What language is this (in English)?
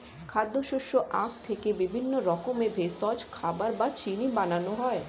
Bangla